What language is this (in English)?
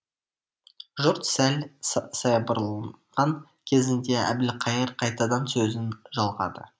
Kazakh